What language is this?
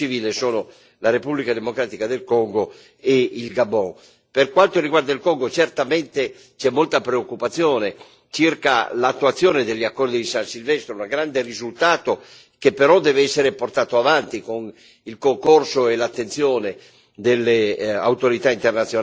Italian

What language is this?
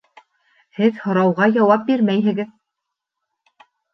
Bashkir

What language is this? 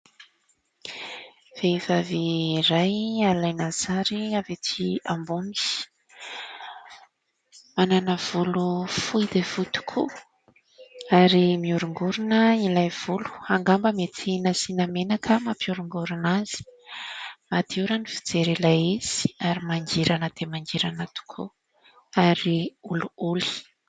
Malagasy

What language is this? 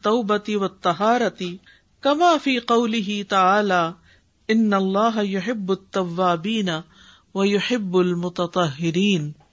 Urdu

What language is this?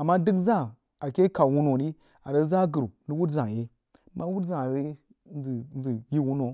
Jiba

